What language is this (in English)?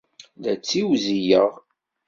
Kabyle